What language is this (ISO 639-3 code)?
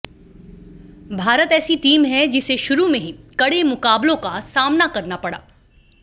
hin